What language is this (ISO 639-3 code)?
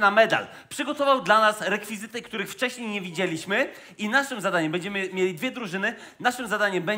pol